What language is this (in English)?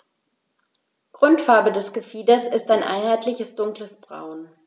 German